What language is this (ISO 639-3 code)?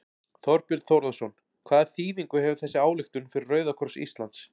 isl